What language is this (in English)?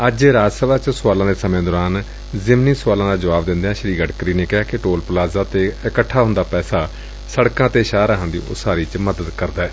Punjabi